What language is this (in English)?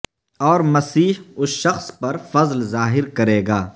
Urdu